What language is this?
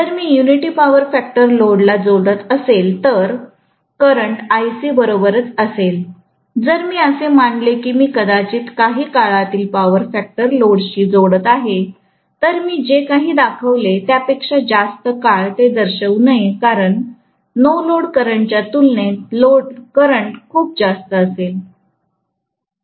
Marathi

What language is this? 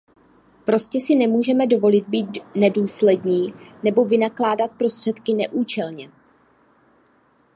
Czech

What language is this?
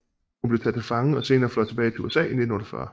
Danish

